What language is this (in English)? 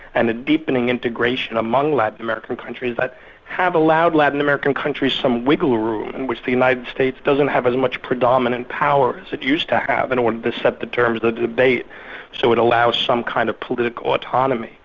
English